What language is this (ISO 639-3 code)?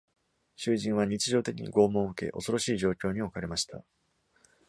jpn